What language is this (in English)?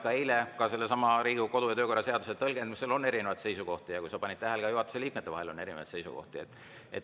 Estonian